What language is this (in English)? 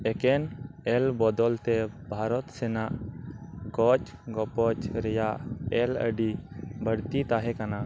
Santali